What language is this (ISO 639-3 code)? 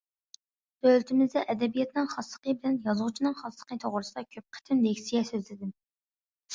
uig